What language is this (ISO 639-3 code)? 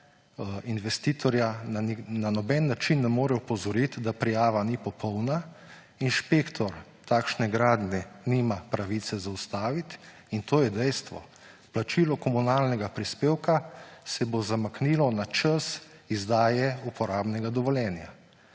slv